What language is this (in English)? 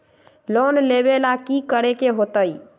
Magahi